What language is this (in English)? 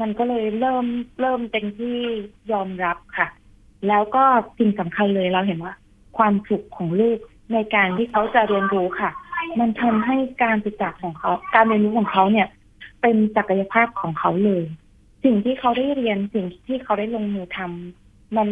Thai